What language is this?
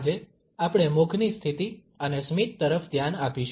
Gujarati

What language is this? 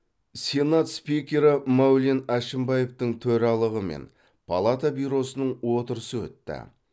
Kazakh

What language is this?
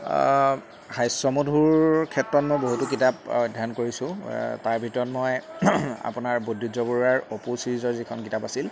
Assamese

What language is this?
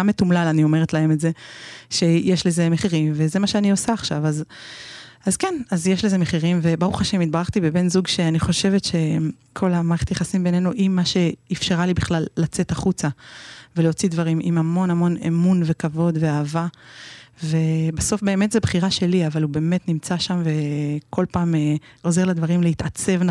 Hebrew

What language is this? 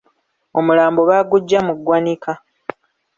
Ganda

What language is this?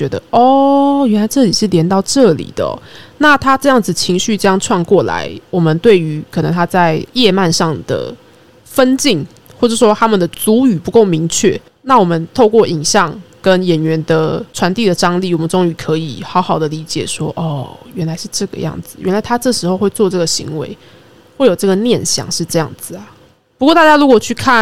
Chinese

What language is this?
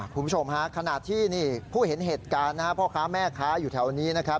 Thai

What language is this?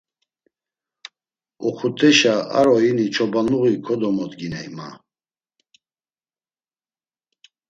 Laz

